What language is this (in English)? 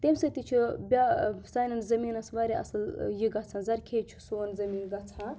Kashmiri